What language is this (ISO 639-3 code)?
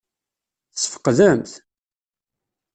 kab